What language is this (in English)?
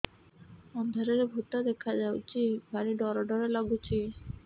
Odia